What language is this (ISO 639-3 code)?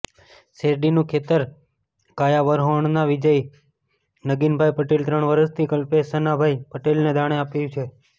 guj